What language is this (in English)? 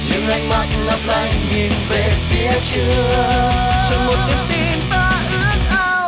Vietnamese